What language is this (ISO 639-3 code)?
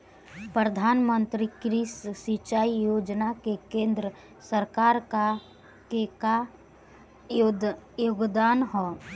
bho